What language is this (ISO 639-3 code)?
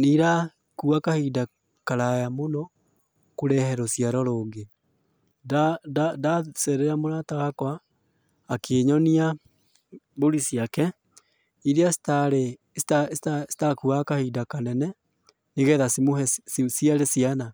kik